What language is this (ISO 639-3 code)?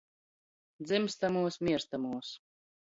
ltg